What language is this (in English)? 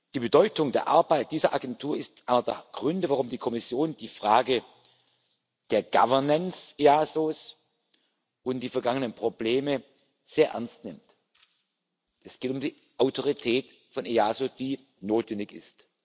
German